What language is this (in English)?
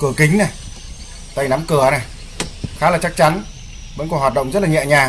Vietnamese